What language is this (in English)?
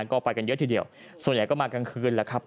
Thai